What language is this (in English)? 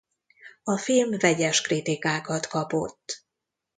Hungarian